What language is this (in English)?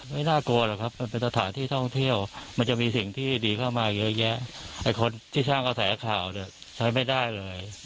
Thai